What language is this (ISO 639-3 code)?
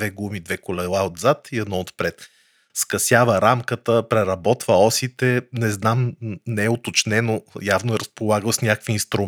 bul